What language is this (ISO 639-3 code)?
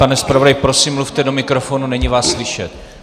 ces